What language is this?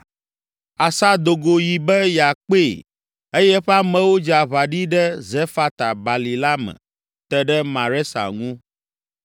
Ewe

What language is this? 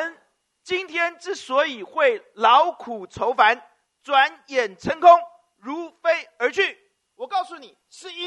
Chinese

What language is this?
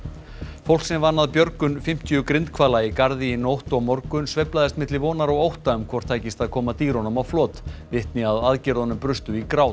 Icelandic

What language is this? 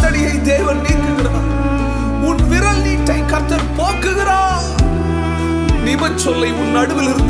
Urdu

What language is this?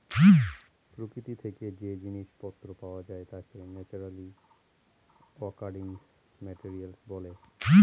Bangla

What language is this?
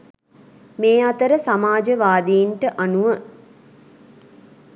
Sinhala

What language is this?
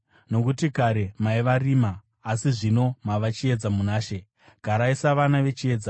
Shona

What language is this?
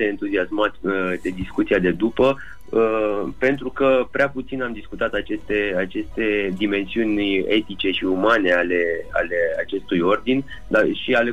Romanian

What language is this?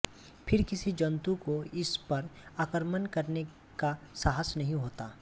Hindi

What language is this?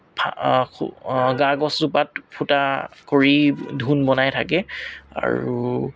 Assamese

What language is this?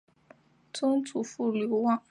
Chinese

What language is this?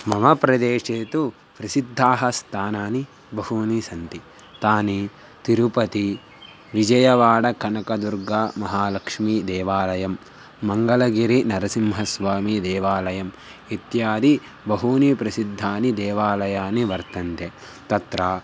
Sanskrit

